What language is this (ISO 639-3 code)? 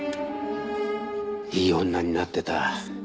jpn